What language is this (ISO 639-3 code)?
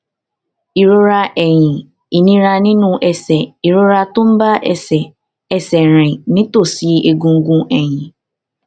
yor